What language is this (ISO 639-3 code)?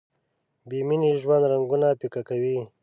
pus